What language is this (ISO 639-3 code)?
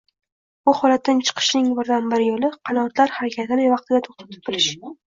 uzb